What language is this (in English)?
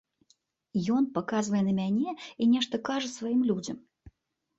Belarusian